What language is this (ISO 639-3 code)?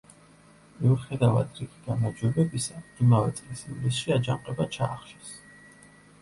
kat